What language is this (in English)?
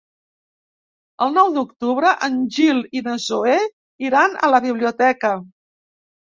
Catalan